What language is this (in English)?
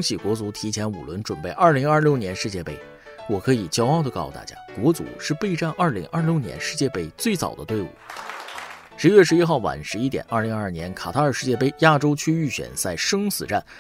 Chinese